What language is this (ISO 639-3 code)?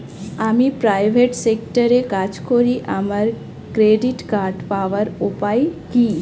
ben